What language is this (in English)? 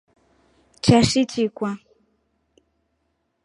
Rombo